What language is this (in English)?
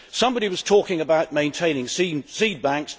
English